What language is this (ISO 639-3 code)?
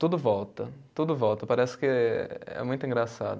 por